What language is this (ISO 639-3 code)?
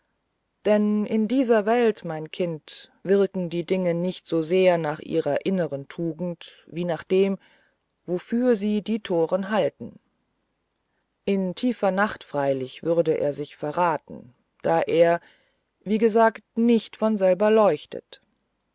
deu